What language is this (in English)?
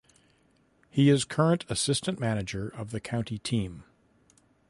English